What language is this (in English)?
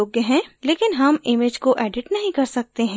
Hindi